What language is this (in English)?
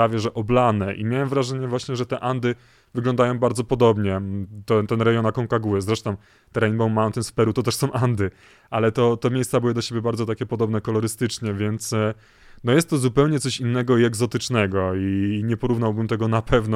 Polish